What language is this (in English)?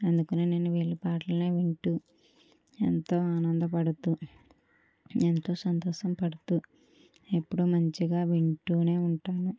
Telugu